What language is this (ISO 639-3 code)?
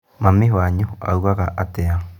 kik